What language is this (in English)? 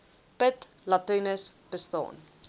Afrikaans